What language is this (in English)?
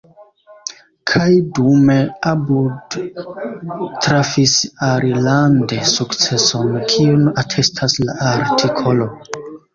Esperanto